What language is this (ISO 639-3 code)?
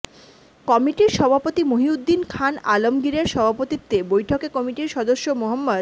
ben